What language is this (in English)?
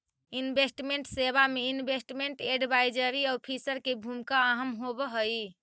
Magahi